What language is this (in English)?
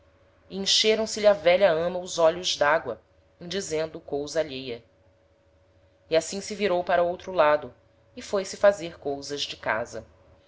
Portuguese